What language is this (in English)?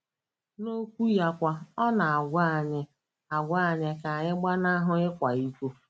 Igbo